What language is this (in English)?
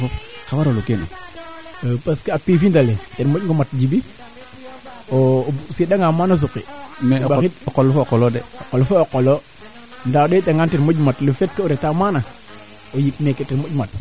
Serer